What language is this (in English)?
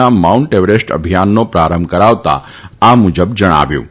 Gujarati